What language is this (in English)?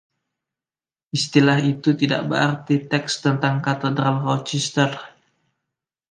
Indonesian